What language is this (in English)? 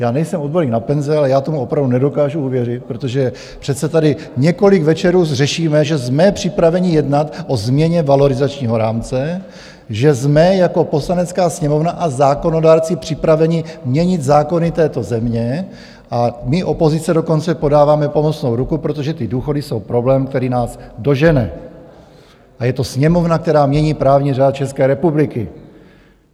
Czech